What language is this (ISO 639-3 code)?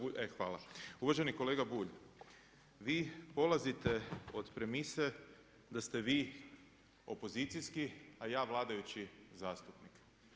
hrv